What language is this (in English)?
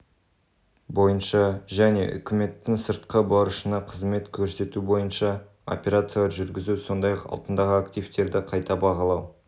Kazakh